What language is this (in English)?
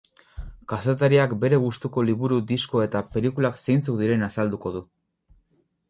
Basque